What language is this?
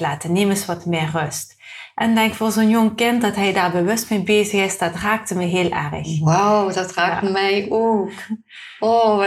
Dutch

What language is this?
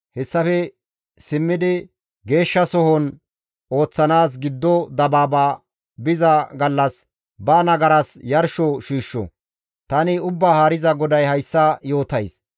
Gamo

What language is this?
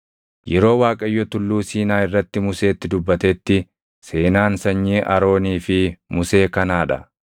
Oromo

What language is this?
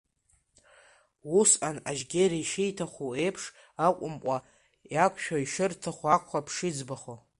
Abkhazian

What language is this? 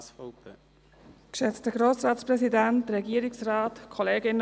Swiss German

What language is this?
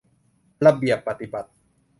Thai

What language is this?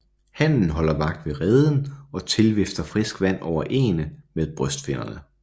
Danish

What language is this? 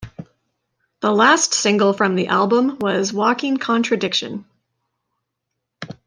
English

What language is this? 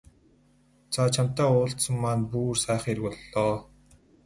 Mongolian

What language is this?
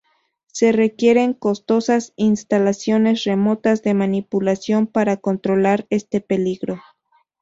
Spanish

